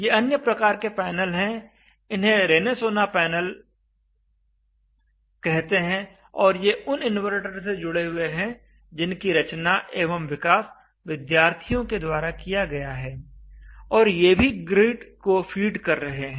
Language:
Hindi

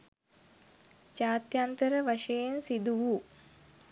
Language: Sinhala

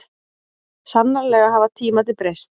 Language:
Icelandic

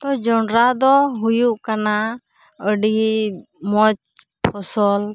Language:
Santali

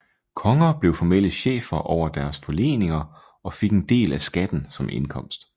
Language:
Danish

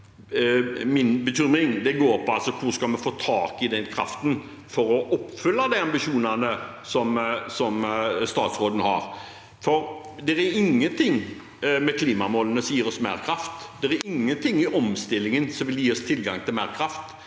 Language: Norwegian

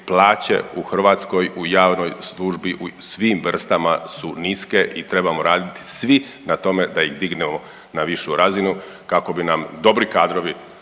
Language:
Croatian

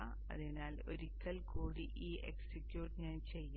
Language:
Malayalam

